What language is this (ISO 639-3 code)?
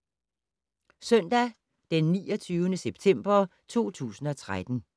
dan